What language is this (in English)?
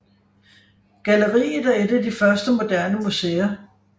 Danish